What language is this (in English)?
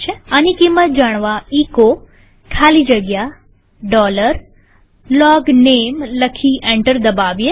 Gujarati